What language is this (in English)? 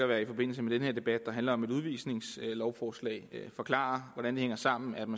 Danish